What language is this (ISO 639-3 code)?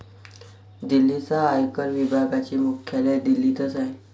mar